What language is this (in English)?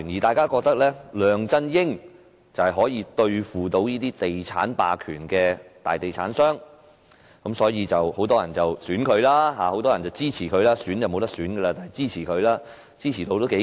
Cantonese